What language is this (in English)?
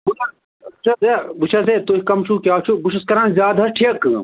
Kashmiri